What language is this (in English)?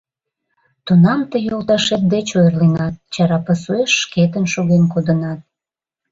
Mari